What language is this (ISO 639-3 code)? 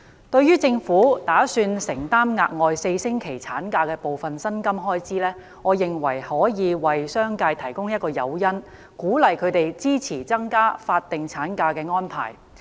yue